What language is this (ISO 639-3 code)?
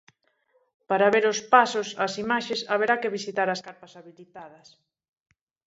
glg